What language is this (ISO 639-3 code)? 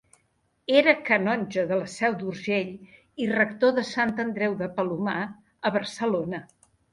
cat